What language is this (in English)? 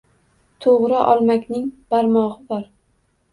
Uzbek